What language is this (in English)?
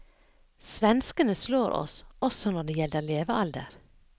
Norwegian